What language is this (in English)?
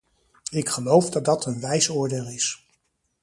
Dutch